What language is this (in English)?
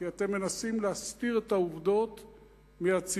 Hebrew